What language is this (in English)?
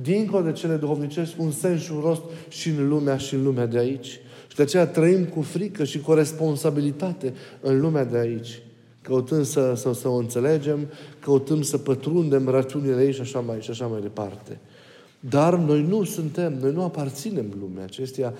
Romanian